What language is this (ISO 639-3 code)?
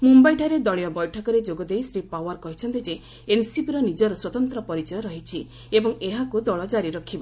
ori